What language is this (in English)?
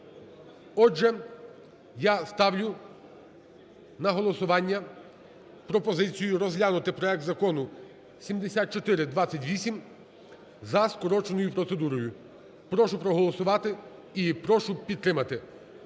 Ukrainian